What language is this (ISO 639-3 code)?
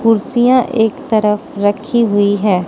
hin